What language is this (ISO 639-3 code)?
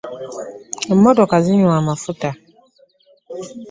lug